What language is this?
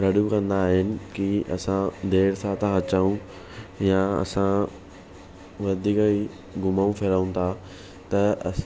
Sindhi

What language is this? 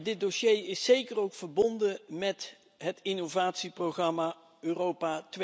Dutch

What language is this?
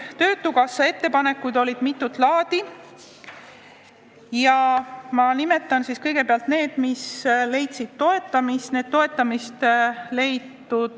Estonian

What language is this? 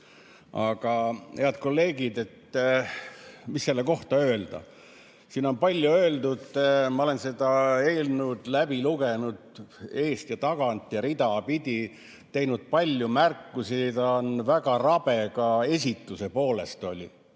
Estonian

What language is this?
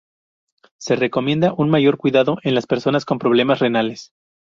Spanish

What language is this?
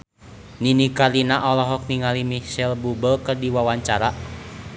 Sundanese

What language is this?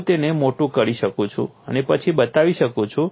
Gujarati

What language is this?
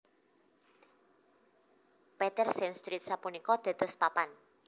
Javanese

